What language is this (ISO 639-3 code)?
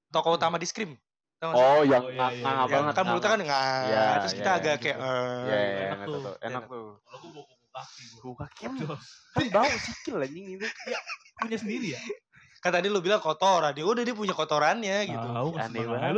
ind